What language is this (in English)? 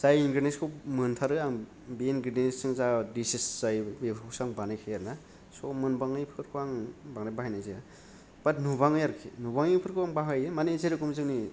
Bodo